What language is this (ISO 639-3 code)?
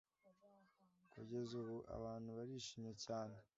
kin